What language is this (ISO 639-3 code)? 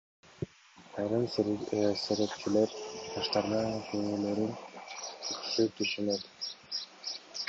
kir